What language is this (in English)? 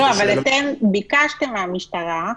Hebrew